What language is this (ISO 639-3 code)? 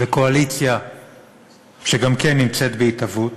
heb